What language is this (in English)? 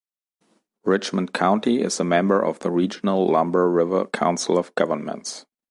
English